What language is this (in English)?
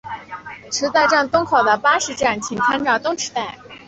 Chinese